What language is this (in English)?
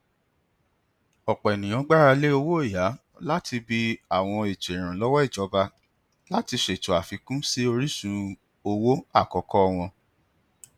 Yoruba